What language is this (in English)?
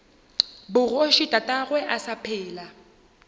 Northern Sotho